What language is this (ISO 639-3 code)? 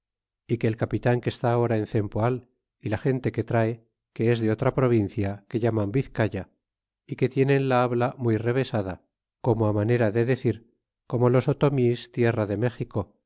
spa